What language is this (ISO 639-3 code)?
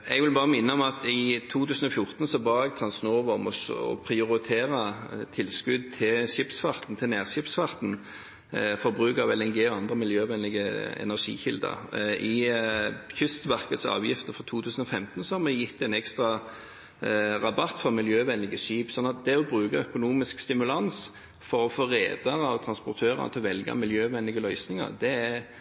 nob